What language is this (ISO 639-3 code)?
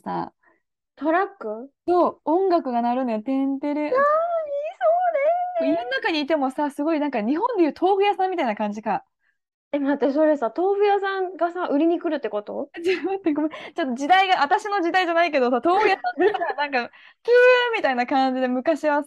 jpn